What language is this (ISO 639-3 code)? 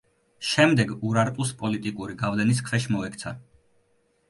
kat